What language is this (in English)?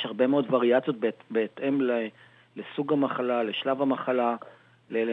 Hebrew